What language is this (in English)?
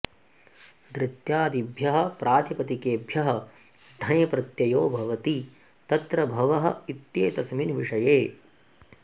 Sanskrit